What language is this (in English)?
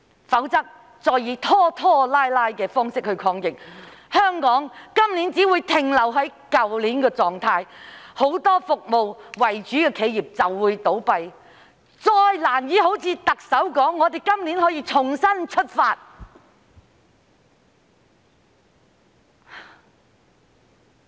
Cantonese